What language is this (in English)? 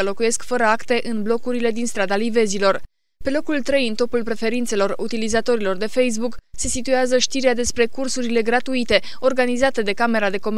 Romanian